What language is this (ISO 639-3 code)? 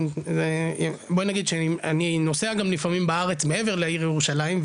heb